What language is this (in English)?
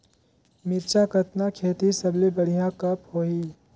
Chhattisgarhi